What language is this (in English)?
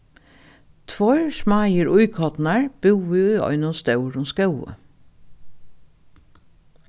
Faroese